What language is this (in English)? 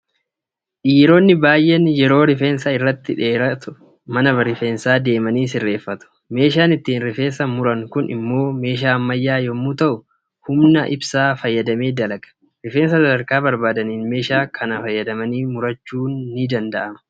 Oromo